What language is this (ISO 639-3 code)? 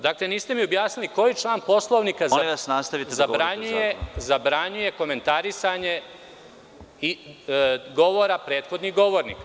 srp